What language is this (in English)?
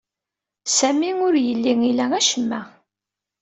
Kabyle